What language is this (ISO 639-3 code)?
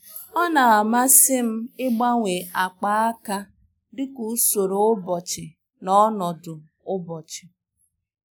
ibo